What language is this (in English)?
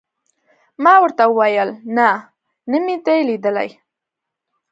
Pashto